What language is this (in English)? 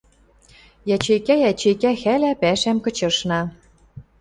Western Mari